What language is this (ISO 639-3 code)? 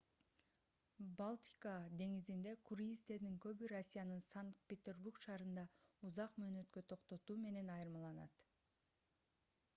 kir